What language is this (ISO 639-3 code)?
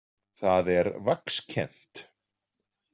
isl